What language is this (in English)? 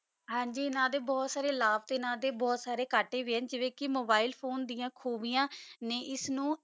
Punjabi